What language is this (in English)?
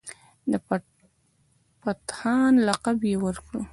Pashto